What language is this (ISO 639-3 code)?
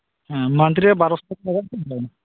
sat